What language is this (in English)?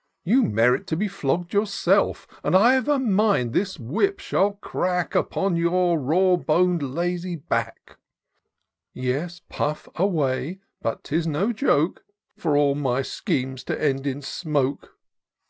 English